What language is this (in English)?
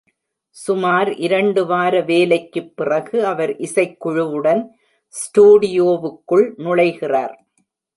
Tamil